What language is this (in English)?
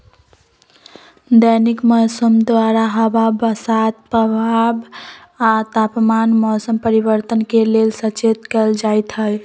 Magahi